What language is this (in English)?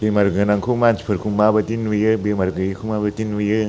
Bodo